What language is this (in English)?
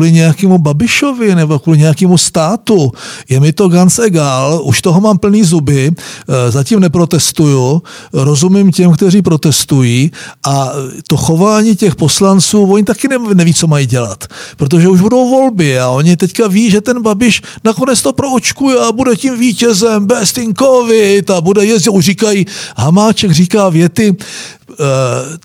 Czech